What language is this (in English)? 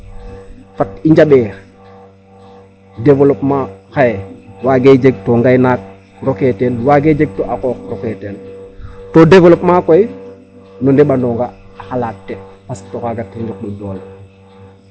Serer